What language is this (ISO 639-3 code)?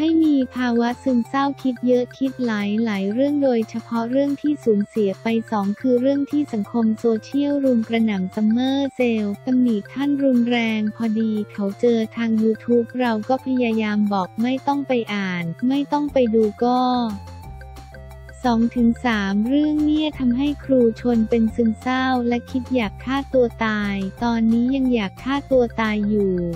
tha